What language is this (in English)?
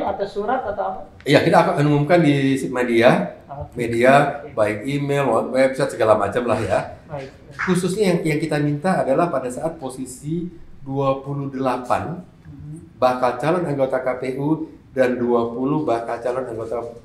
Indonesian